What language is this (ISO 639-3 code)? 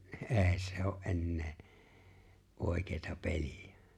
fin